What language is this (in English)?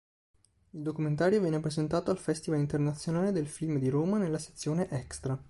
Italian